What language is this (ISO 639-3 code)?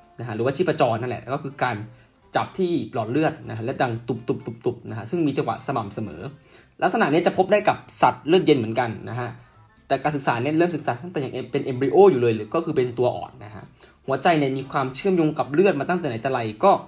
tha